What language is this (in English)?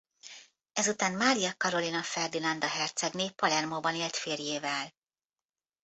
Hungarian